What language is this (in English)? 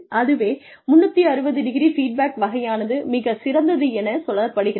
Tamil